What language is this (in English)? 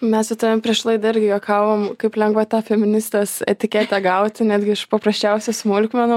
Lithuanian